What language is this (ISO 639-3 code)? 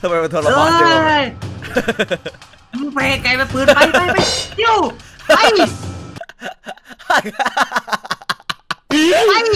tha